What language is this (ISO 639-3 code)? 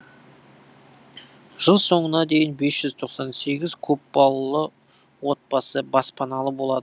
kaz